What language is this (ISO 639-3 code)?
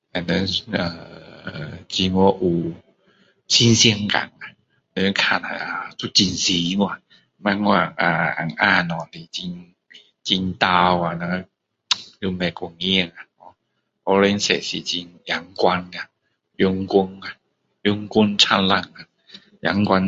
cdo